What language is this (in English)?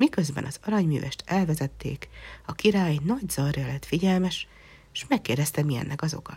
Hungarian